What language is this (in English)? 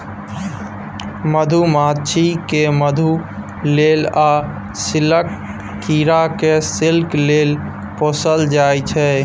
Maithili